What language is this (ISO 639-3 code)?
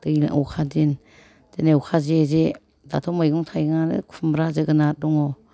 brx